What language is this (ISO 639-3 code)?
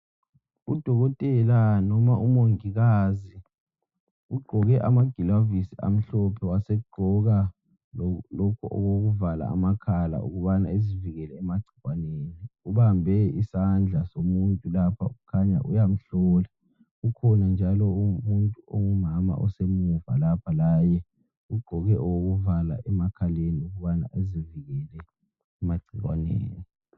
nde